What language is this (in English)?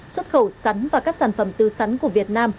Vietnamese